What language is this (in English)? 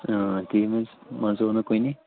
Kashmiri